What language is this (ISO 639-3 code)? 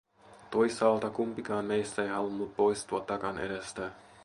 fin